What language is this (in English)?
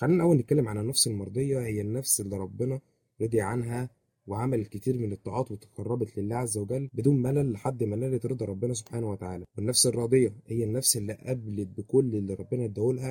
Arabic